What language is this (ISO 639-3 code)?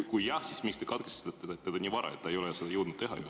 est